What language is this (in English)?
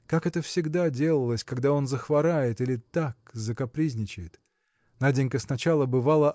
Russian